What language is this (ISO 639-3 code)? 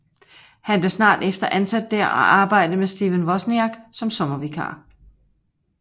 dan